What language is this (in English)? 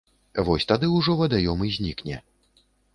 Belarusian